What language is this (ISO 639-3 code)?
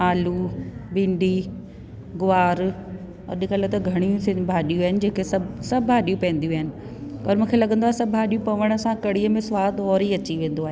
snd